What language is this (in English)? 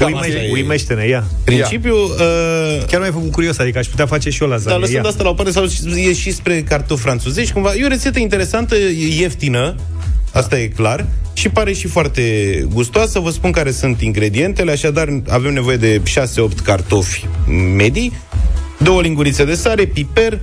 Romanian